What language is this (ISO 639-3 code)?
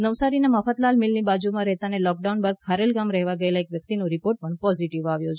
guj